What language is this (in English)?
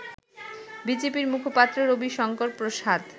Bangla